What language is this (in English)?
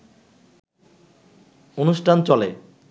Bangla